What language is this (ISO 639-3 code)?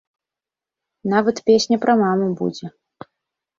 bel